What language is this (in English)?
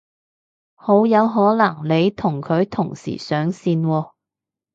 Cantonese